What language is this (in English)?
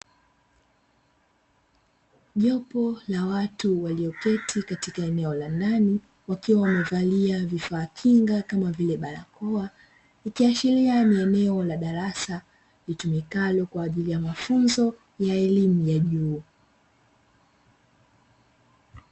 Swahili